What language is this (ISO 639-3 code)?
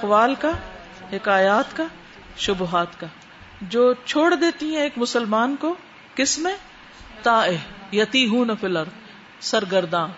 urd